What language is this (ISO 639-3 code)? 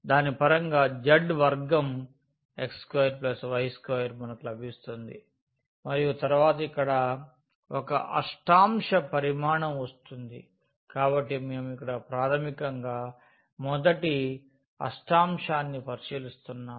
tel